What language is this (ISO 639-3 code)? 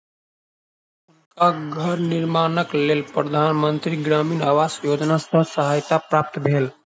mai